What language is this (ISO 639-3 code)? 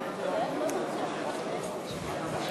heb